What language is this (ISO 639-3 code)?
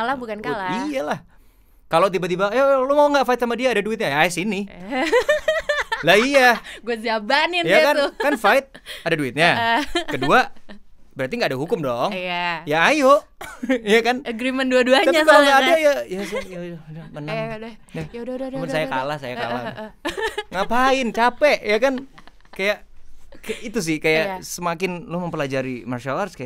ind